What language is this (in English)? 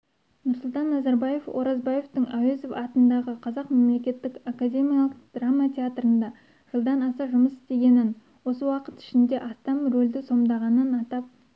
Kazakh